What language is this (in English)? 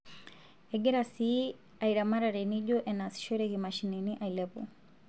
Masai